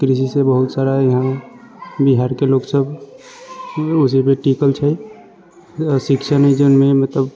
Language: Maithili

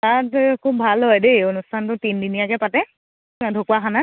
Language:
Assamese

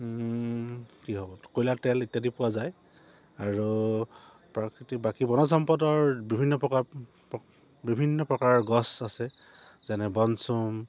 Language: Assamese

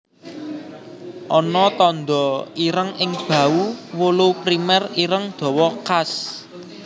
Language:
Javanese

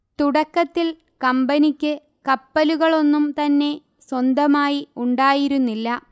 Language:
Malayalam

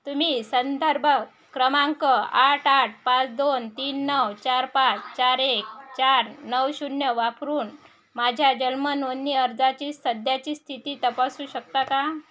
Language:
Marathi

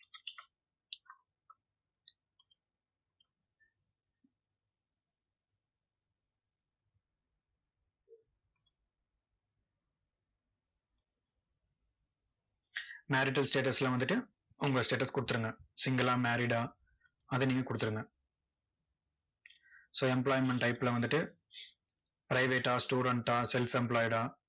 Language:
Tamil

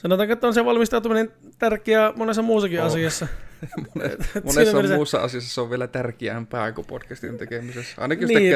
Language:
Finnish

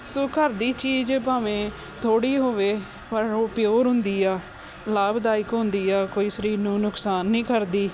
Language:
Punjabi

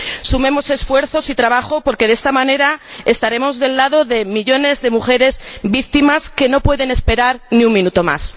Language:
Spanish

